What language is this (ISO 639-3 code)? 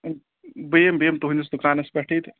kas